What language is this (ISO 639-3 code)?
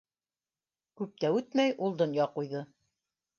bak